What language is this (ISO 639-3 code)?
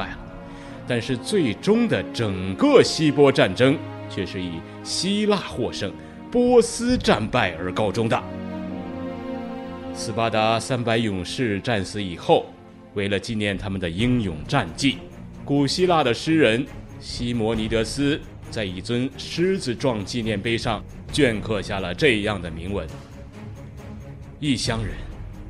zho